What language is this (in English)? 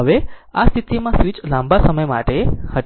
Gujarati